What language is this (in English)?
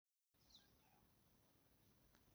Somali